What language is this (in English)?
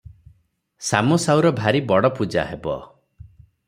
Odia